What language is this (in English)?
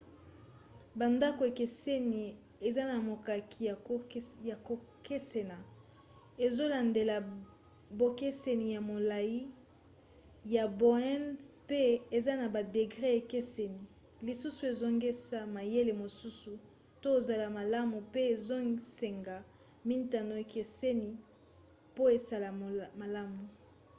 Lingala